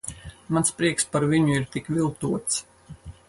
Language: Latvian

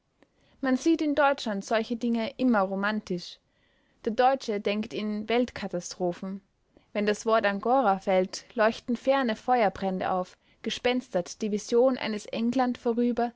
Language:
German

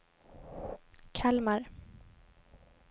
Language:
Swedish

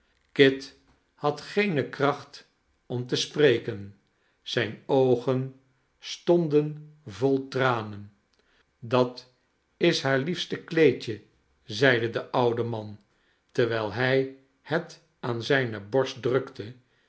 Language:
Dutch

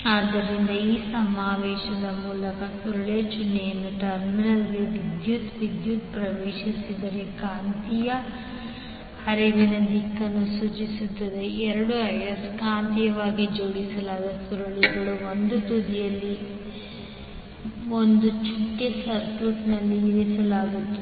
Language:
Kannada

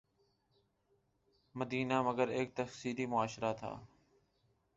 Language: Urdu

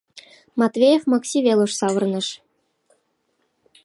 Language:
Mari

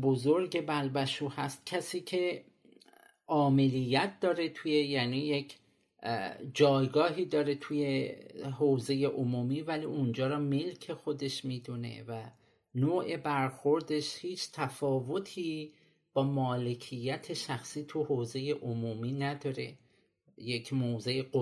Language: Persian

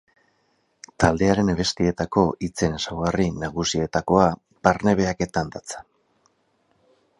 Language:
Basque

